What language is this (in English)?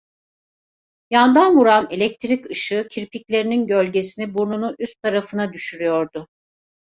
Turkish